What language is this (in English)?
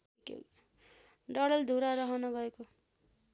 Nepali